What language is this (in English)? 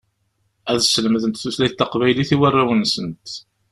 Kabyle